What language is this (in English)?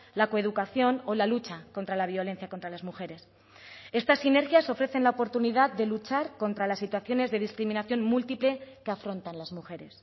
Spanish